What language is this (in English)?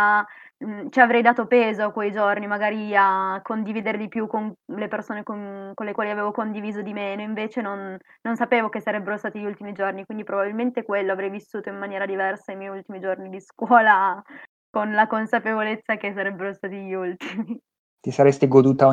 Italian